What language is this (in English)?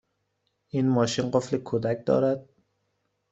Persian